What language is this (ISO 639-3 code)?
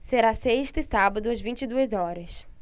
por